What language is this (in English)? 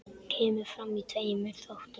Icelandic